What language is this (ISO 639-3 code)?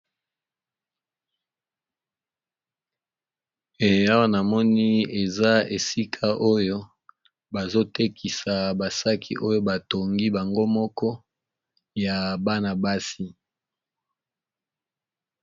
lin